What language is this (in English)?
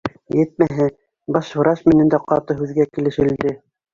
Bashkir